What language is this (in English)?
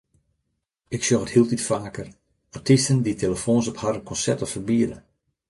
Western Frisian